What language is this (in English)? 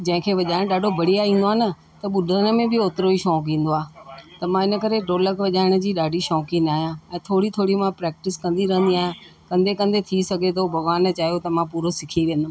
Sindhi